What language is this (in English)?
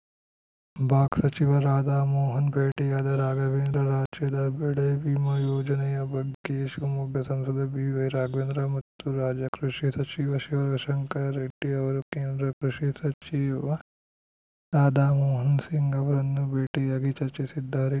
Kannada